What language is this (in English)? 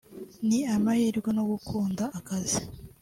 Kinyarwanda